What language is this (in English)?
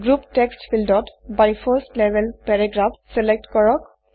Assamese